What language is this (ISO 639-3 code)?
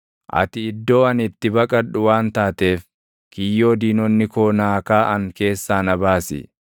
orm